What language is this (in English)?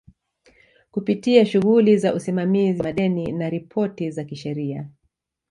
Swahili